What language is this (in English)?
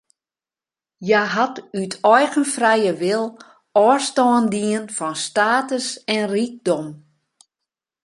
Western Frisian